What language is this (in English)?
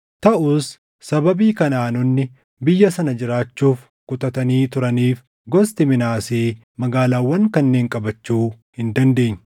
Oromo